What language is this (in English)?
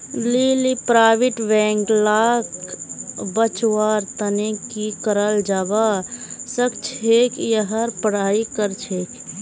Magahi